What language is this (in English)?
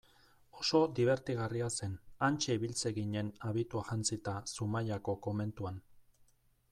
Basque